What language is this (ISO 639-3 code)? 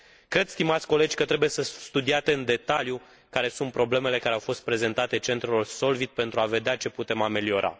ron